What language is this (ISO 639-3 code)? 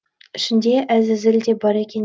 kaz